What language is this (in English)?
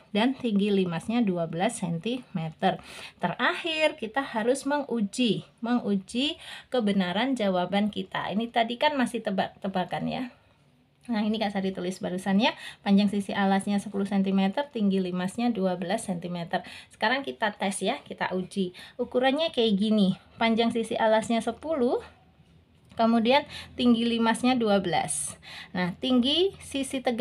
Indonesian